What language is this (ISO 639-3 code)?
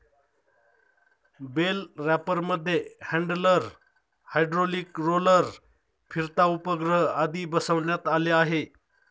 mar